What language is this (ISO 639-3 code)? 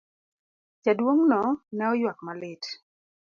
luo